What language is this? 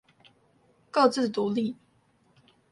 Chinese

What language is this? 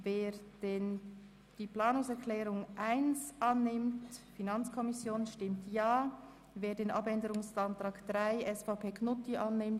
Swiss German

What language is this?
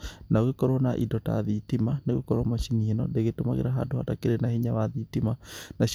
Kikuyu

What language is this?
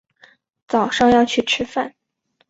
Chinese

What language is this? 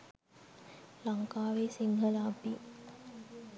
Sinhala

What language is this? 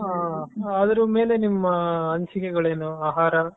Kannada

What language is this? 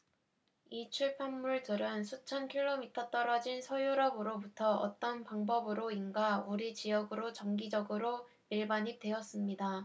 Korean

